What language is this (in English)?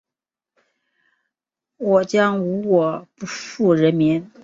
Chinese